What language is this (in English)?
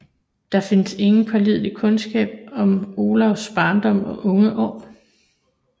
Danish